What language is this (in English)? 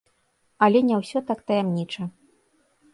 Belarusian